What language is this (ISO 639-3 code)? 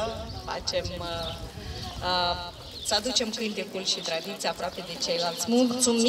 ron